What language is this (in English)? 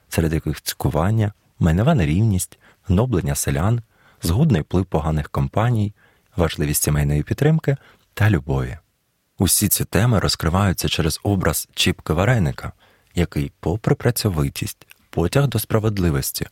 Ukrainian